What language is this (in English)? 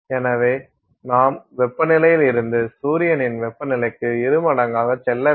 Tamil